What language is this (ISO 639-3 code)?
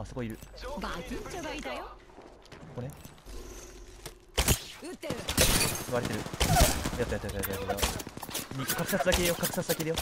jpn